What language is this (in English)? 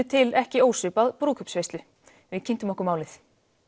Icelandic